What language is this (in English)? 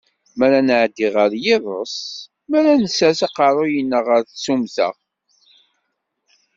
Kabyle